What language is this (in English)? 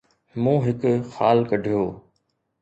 Sindhi